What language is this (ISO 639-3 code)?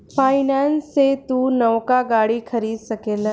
bho